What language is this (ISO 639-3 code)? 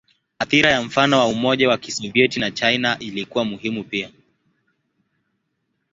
swa